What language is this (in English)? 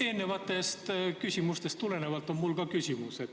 Estonian